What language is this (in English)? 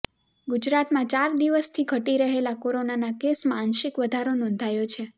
Gujarati